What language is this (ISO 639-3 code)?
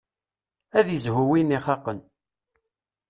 kab